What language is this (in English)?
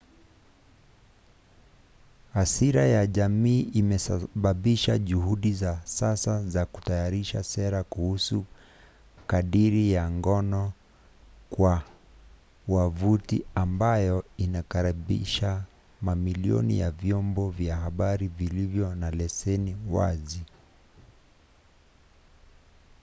Swahili